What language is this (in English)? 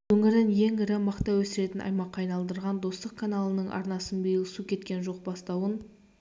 Kazakh